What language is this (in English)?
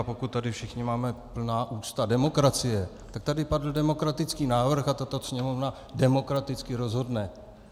Czech